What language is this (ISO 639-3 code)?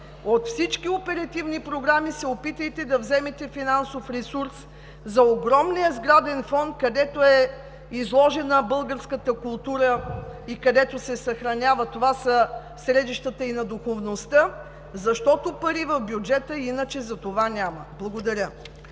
bul